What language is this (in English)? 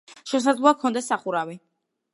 Georgian